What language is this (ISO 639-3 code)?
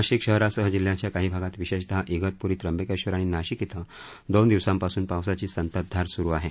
mar